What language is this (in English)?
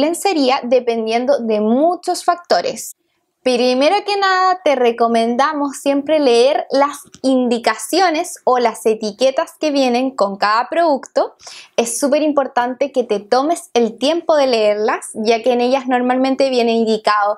Spanish